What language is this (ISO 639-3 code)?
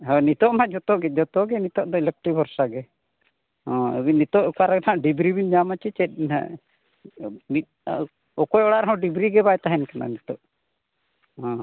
sat